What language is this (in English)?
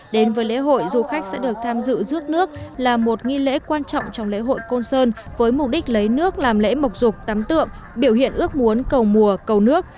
Vietnamese